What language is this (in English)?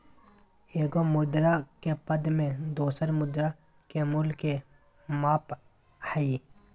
Magahi